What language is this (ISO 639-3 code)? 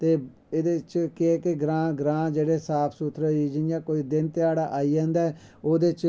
doi